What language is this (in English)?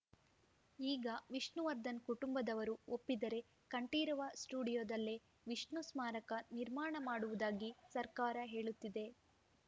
Kannada